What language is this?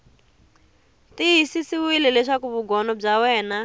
Tsonga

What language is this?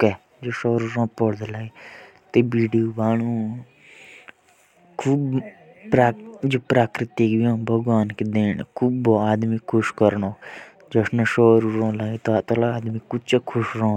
Jaunsari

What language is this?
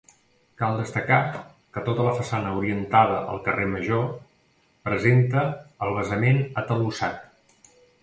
Catalan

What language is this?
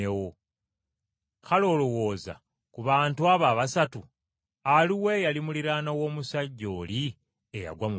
Ganda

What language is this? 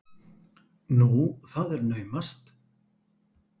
Icelandic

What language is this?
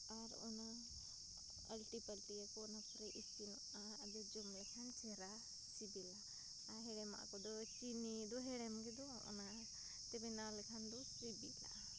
Santali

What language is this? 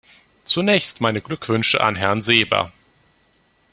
German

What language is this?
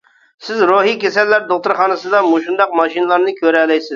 Uyghur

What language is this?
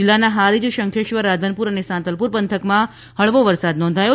Gujarati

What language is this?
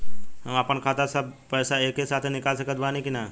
Bhojpuri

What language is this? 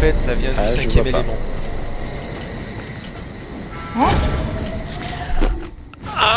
French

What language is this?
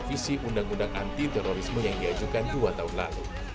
Indonesian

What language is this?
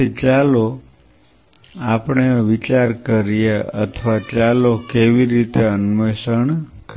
Gujarati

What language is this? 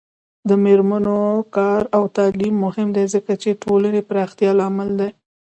Pashto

